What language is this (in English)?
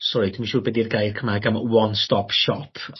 Welsh